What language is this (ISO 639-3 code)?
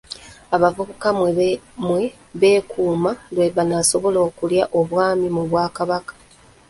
lug